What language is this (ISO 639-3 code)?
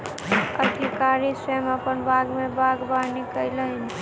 mai